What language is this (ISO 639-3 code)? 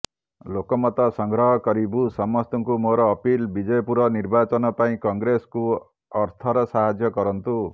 ori